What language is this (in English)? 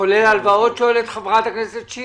Hebrew